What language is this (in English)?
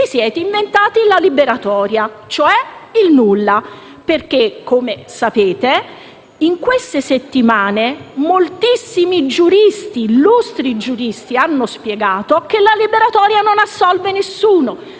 Italian